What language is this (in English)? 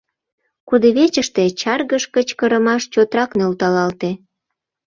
Mari